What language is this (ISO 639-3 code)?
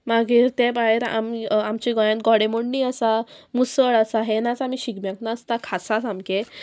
kok